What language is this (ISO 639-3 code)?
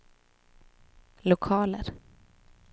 swe